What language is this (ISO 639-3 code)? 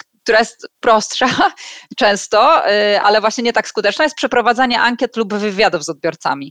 pol